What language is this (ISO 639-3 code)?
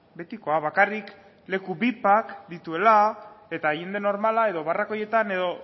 eus